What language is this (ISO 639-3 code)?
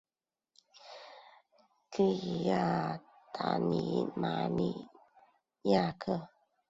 zho